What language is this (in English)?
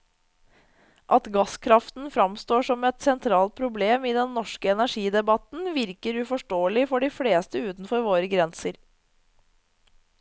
Norwegian